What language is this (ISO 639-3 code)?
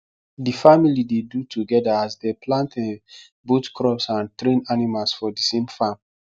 pcm